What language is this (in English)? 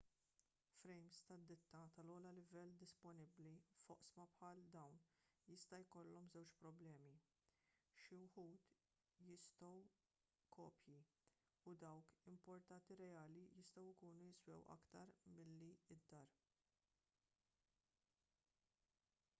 Maltese